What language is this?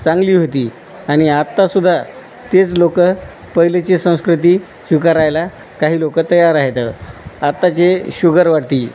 Marathi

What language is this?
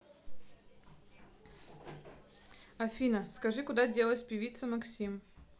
Russian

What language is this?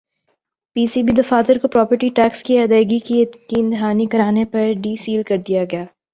Urdu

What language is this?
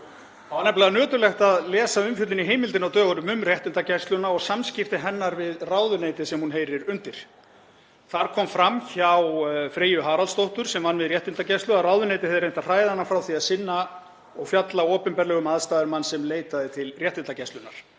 Icelandic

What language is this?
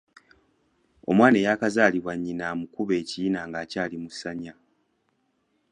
Ganda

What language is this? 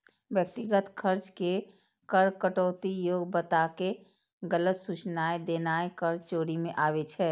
Maithili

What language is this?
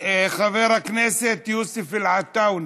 Hebrew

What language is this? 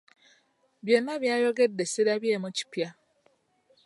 Ganda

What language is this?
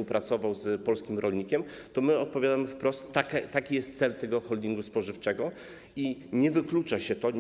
Polish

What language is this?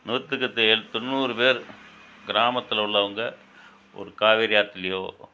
Tamil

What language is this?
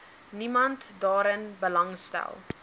Afrikaans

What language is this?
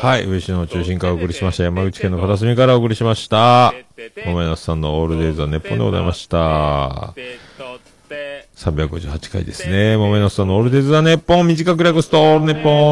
Japanese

